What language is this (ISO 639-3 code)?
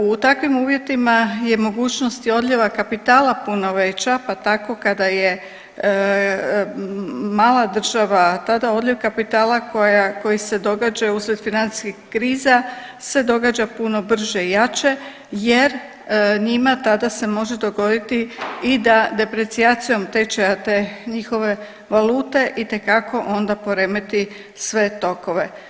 hrv